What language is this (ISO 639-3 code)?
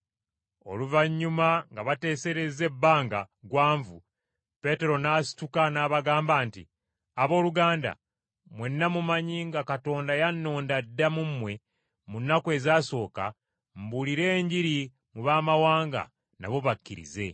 lug